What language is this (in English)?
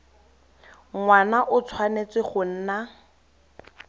Tswana